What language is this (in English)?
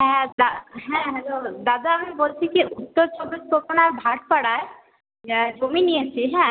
Bangla